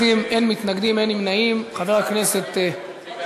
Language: Hebrew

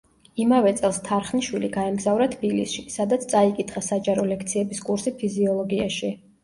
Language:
Georgian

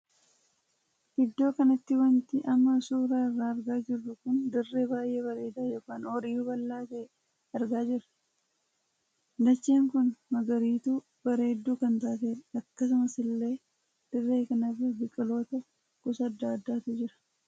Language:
Oromo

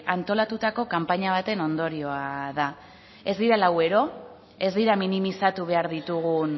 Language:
Basque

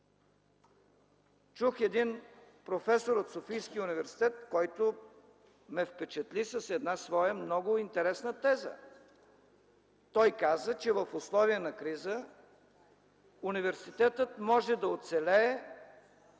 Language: Bulgarian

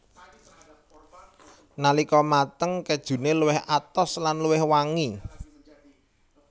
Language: Javanese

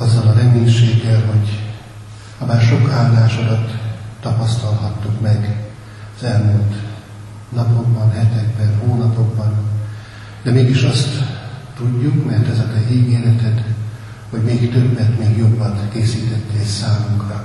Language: Hungarian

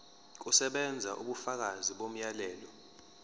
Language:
Zulu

